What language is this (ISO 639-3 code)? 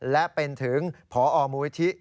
tha